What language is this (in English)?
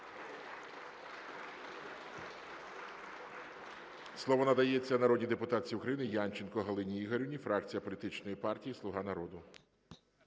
Ukrainian